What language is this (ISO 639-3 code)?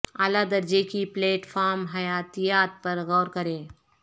urd